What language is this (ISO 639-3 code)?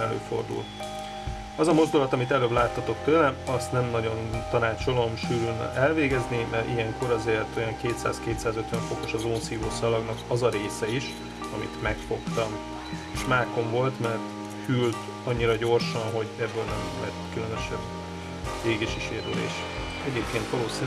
hun